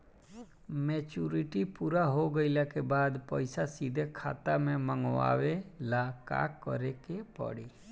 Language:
Bhojpuri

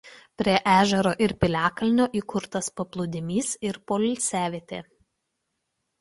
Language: Lithuanian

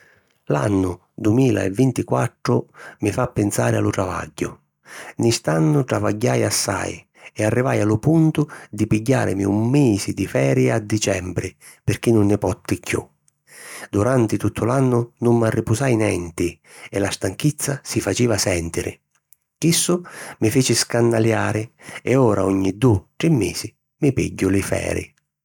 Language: Sicilian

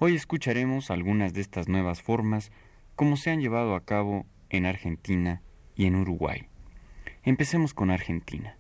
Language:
Spanish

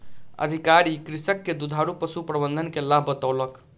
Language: Maithili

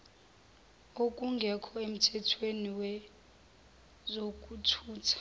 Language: Zulu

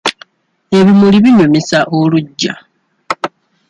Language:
Ganda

